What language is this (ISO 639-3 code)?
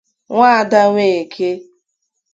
ibo